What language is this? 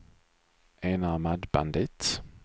Swedish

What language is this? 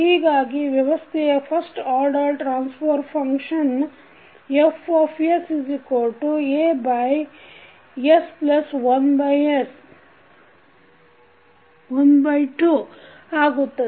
Kannada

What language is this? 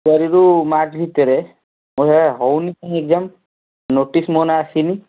Odia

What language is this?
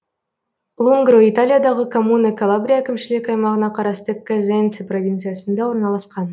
Kazakh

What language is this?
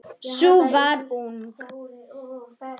Icelandic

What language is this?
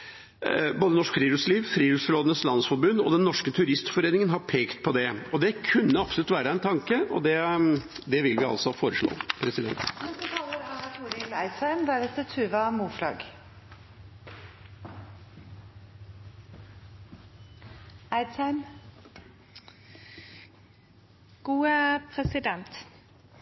Norwegian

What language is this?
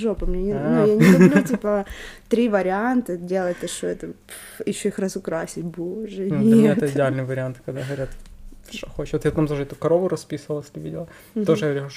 Russian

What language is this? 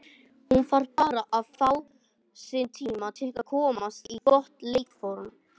Icelandic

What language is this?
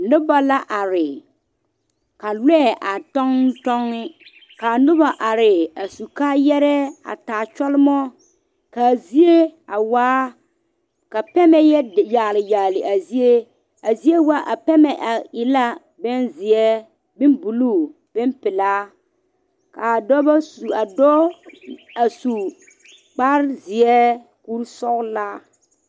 Southern Dagaare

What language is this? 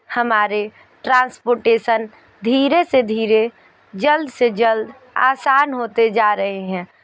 Hindi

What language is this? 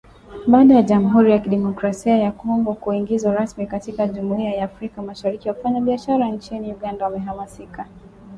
Swahili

